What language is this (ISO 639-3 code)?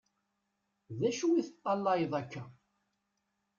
kab